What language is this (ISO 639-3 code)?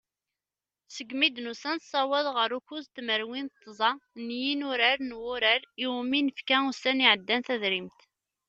kab